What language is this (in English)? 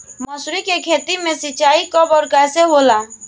Bhojpuri